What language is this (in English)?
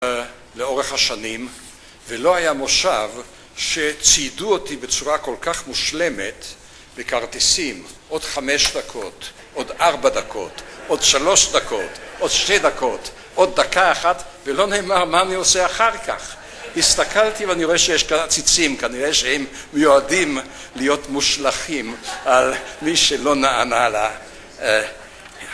Hebrew